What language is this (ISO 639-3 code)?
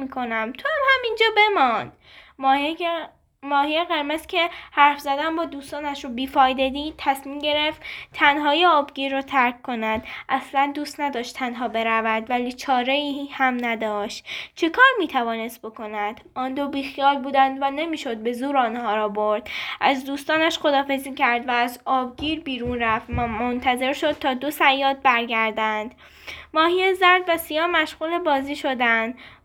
fas